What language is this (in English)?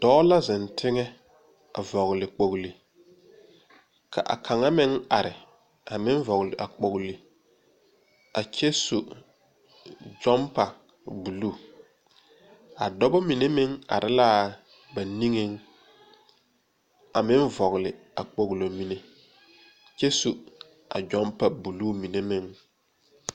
Southern Dagaare